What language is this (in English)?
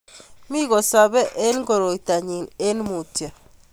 Kalenjin